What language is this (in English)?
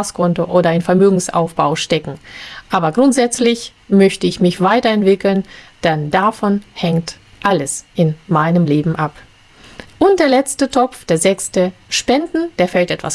German